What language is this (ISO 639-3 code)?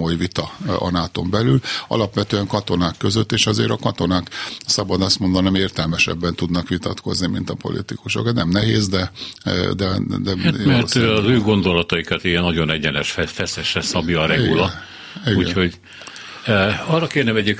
hun